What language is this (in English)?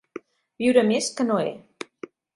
Catalan